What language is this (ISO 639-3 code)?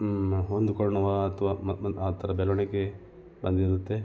kan